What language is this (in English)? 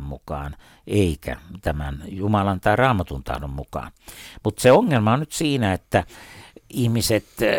Finnish